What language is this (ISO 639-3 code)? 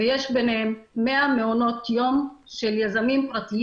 heb